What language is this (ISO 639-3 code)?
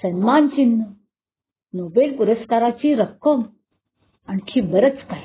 mar